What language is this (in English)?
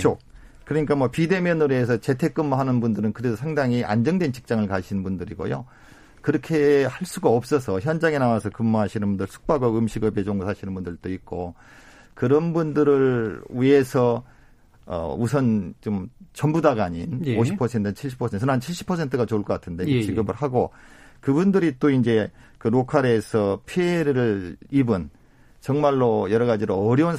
Korean